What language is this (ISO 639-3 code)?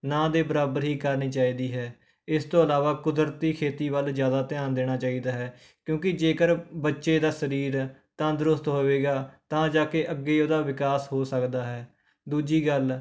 pan